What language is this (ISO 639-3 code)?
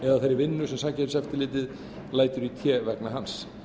isl